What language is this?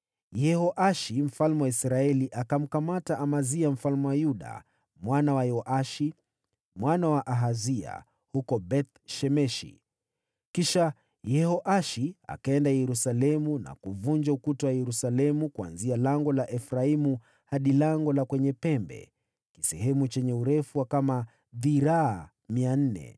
Swahili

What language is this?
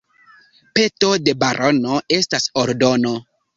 Esperanto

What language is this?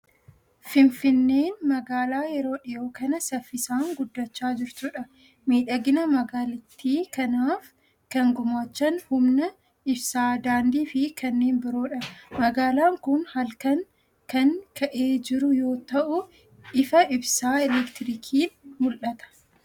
Oromo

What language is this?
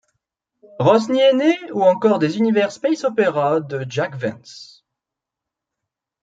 French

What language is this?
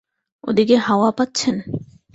Bangla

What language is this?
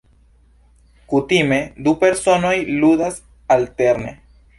Esperanto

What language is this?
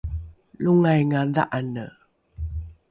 Rukai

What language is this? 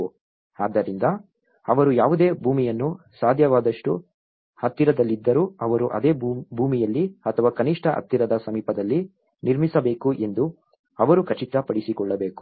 Kannada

